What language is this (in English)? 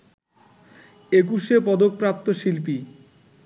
Bangla